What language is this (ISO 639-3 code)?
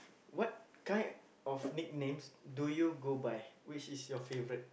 eng